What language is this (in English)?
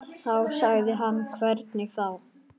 Icelandic